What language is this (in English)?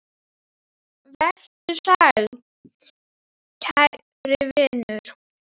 Icelandic